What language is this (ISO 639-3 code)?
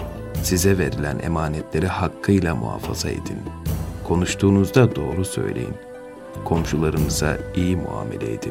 tur